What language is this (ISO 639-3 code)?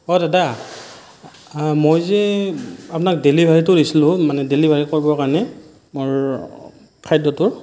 asm